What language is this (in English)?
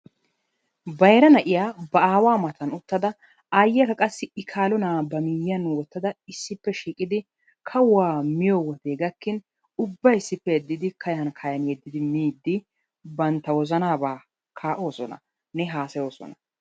Wolaytta